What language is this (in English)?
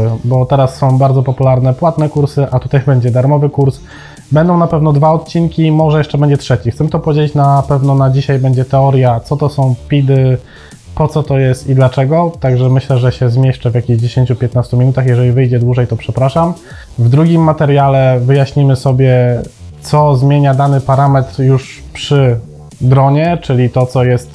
Polish